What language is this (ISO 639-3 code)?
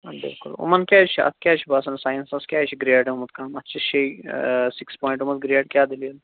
kas